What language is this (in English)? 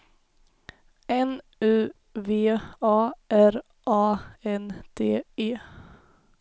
Swedish